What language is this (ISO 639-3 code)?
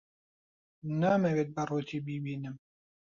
ckb